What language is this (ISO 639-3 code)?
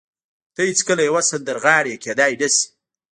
pus